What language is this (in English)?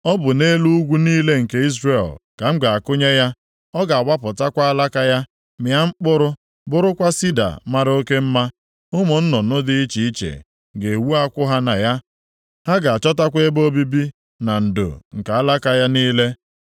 Igbo